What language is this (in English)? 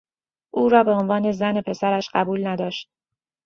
Persian